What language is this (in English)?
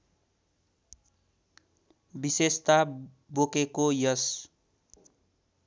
Nepali